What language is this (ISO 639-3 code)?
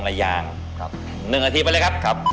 tha